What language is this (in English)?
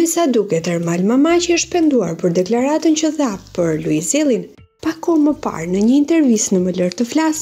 Romanian